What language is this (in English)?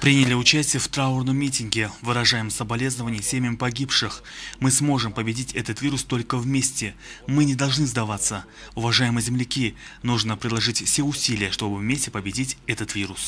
Russian